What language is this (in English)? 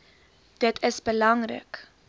Afrikaans